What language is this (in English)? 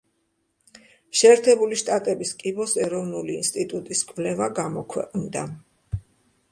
Georgian